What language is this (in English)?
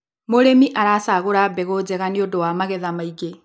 Kikuyu